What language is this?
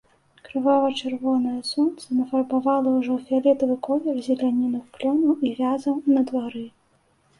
Belarusian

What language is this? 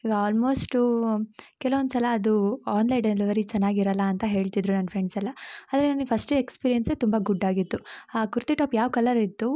Kannada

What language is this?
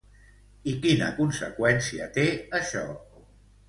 Catalan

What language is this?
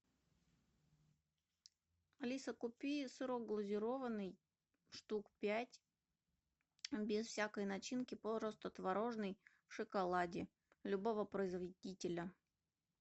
Russian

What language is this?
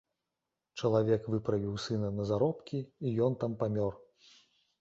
Belarusian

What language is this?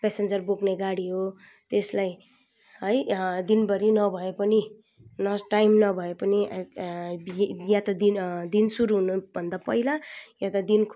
Nepali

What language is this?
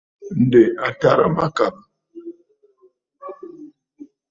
Bafut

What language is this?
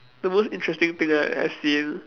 English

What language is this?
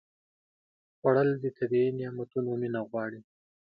Pashto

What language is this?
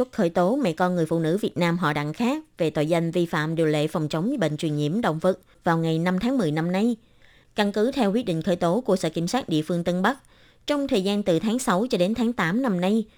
Vietnamese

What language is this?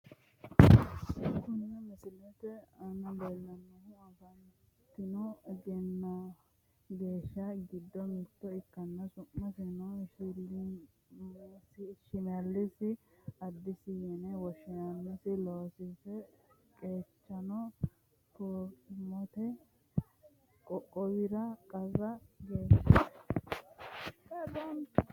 Sidamo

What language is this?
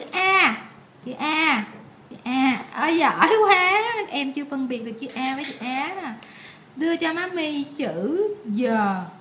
Vietnamese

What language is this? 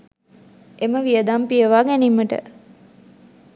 Sinhala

